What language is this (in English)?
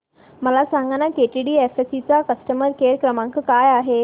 Marathi